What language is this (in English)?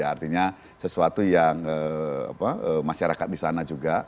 Indonesian